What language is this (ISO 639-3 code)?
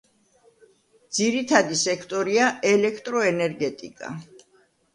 kat